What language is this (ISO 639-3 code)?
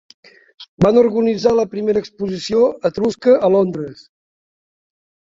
cat